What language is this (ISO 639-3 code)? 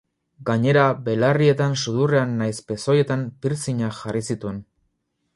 eus